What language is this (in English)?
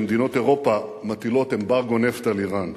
Hebrew